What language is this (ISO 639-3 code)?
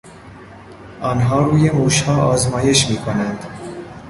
fas